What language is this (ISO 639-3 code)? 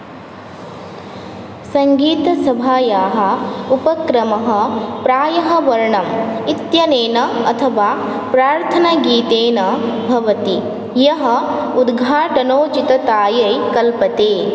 san